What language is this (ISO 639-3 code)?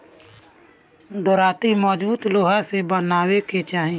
bho